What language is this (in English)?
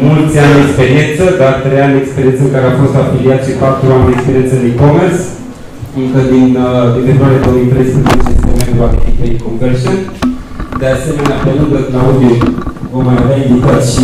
Romanian